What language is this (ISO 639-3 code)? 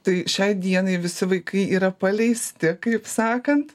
lit